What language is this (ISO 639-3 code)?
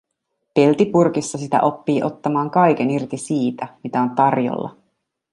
fin